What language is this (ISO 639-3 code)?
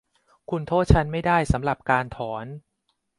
tha